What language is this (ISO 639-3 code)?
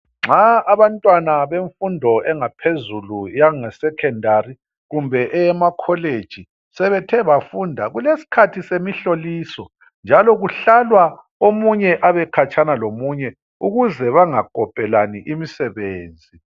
nde